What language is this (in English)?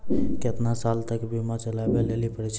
Maithili